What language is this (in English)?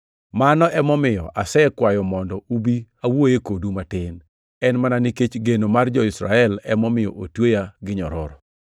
Luo (Kenya and Tanzania)